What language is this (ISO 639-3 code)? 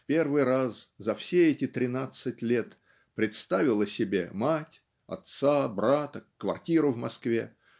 rus